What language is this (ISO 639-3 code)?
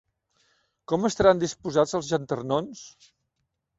cat